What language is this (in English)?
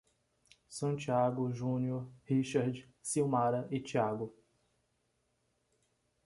Portuguese